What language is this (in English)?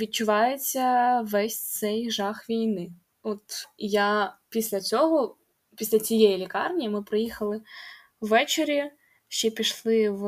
Ukrainian